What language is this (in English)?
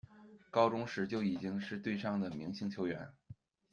Chinese